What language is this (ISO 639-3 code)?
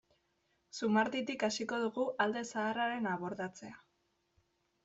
eus